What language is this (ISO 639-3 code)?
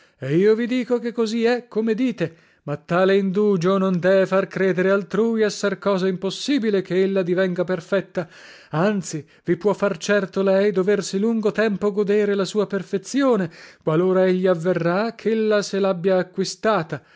ita